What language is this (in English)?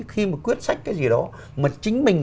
Vietnamese